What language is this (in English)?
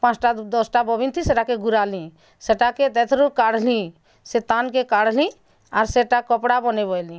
Odia